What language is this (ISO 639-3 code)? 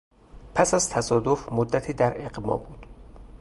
fas